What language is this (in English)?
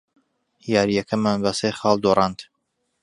Central Kurdish